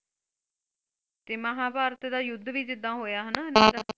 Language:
Punjabi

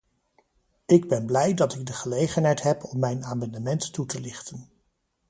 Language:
Dutch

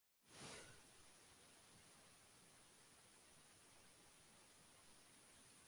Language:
Bangla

